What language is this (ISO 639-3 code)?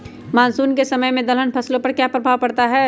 mag